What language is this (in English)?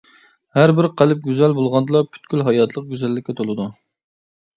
Uyghur